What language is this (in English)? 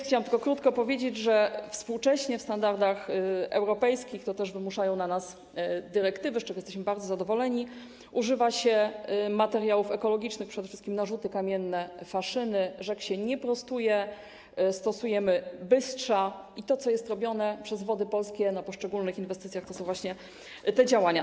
Polish